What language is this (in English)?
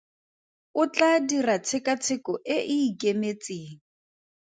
Tswana